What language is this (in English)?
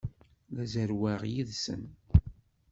Kabyle